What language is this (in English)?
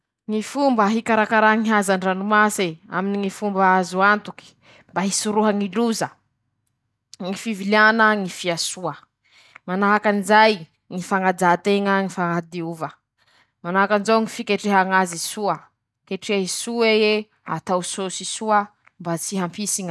Masikoro Malagasy